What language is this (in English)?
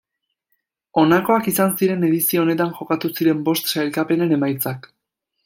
Basque